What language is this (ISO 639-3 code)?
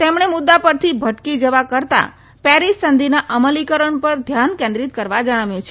guj